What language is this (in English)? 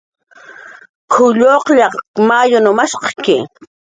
Jaqaru